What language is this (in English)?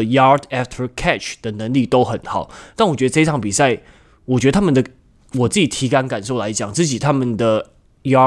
Chinese